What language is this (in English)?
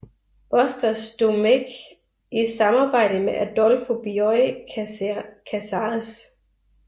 Danish